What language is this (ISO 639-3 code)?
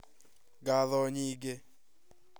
kik